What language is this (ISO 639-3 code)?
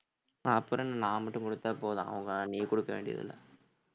tam